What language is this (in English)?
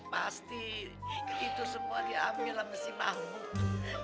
Indonesian